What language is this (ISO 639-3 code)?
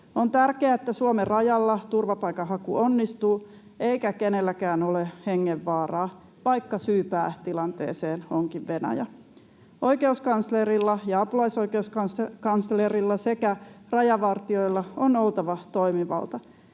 fin